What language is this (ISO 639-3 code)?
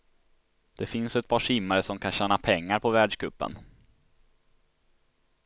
swe